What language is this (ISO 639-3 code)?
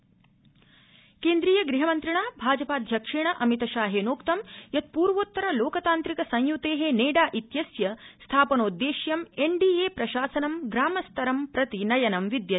san